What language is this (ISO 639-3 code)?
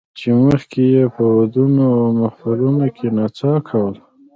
pus